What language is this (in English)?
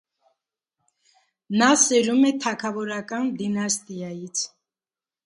Armenian